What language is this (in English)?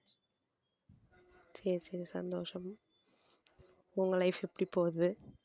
Tamil